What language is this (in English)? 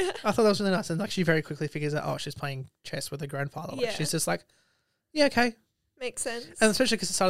English